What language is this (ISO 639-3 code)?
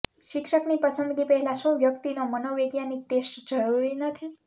guj